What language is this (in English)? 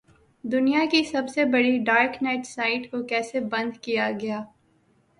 Urdu